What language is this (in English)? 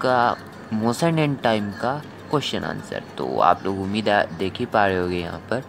Hindi